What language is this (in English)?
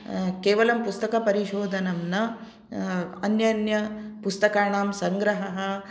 Sanskrit